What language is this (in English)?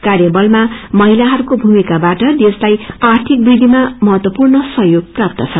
Nepali